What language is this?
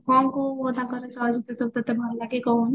Odia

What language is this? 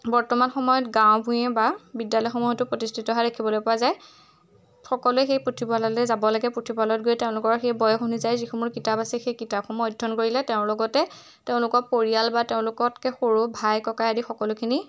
Assamese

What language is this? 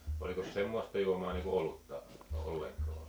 Finnish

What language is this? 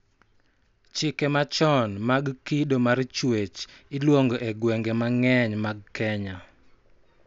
Luo (Kenya and Tanzania)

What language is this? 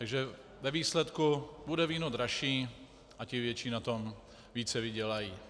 Czech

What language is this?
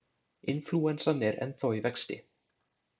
Icelandic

